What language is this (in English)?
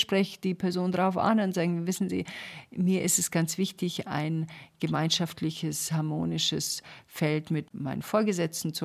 German